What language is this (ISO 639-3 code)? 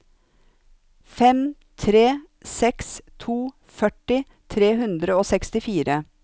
nor